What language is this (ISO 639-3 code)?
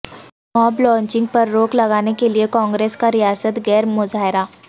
urd